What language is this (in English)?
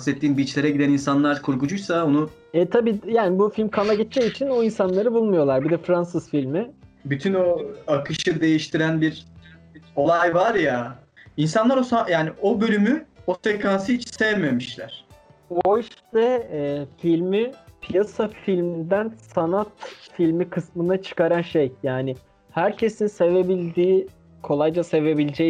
Turkish